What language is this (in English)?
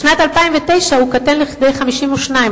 Hebrew